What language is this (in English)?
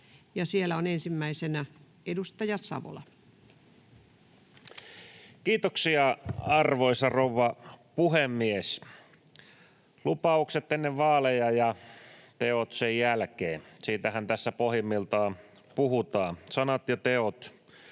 Finnish